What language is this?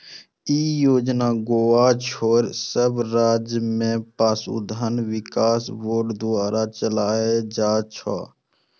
Maithili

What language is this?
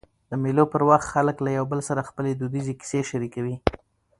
Pashto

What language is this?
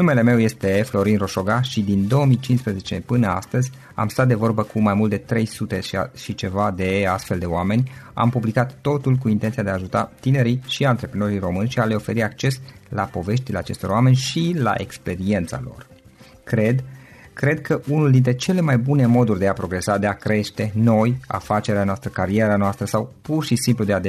Romanian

